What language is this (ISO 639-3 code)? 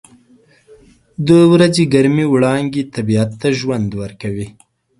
pus